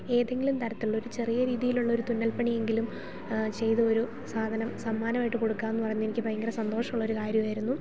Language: Malayalam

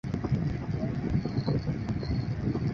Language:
Chinese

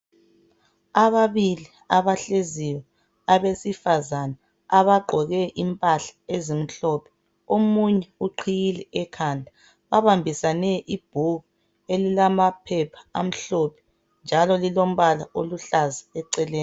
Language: North Ndebele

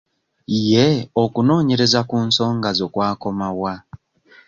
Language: Ganda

